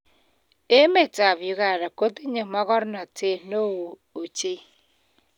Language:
Kalenjin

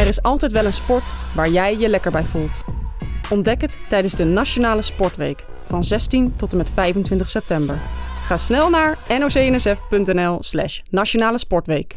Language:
Dutch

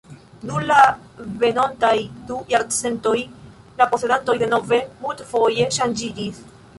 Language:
Esperanto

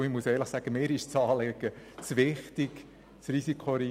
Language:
Swiss German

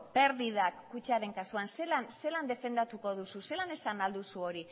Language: Basque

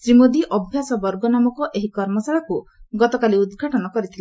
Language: Odia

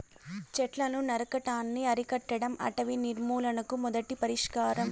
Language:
Telugu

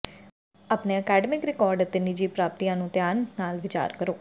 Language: Punjabi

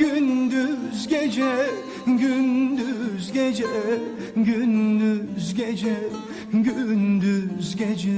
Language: Turkish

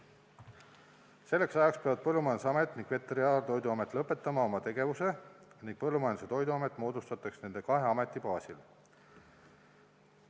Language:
Estonian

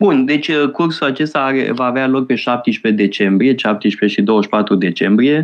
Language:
Romanian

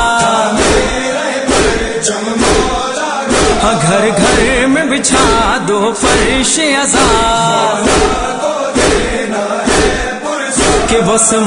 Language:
Hindi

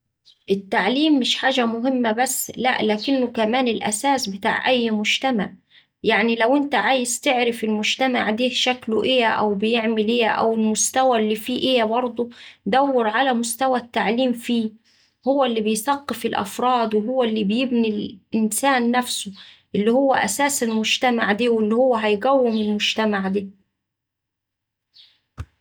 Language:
Saidi Arabic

